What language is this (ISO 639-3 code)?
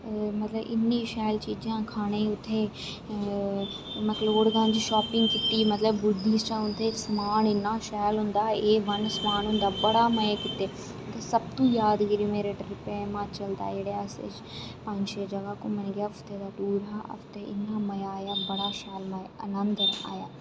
doi